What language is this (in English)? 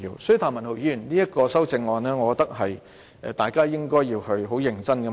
Cantonese